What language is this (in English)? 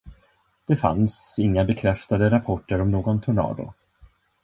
Swedish